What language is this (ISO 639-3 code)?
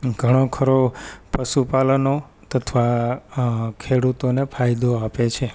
guj